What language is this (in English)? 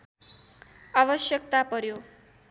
Nepali